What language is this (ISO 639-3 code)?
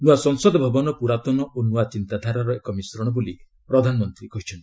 ori